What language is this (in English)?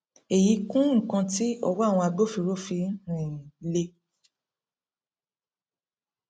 Yoruba